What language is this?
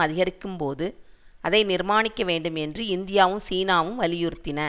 Tamil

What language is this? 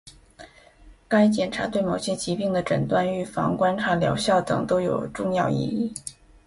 Chinese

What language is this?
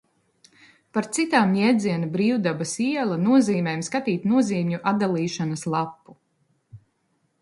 Latvian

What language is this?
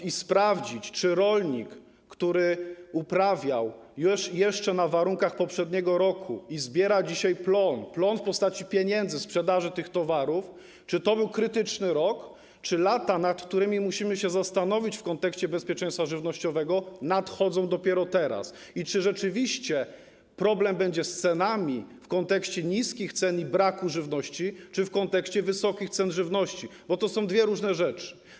Polish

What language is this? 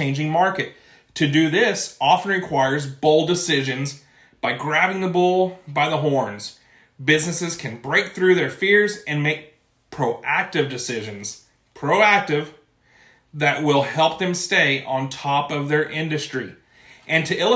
English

